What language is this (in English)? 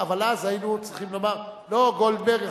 Hebrew